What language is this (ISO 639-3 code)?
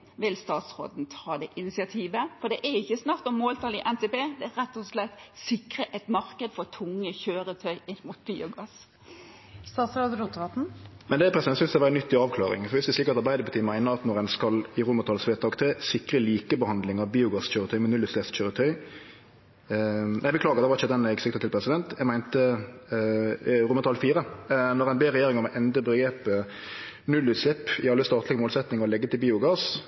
nor